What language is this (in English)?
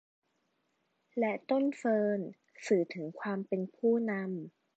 Thai